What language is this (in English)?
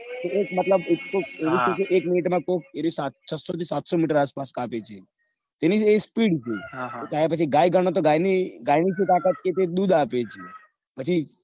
Gujarati